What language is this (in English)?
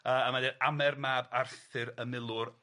Welsh